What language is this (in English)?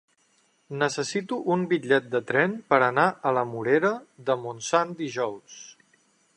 Catalan